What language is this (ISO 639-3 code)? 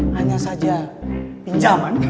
ind